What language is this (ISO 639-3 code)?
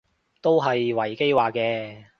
yue